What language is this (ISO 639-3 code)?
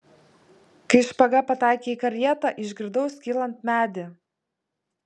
lit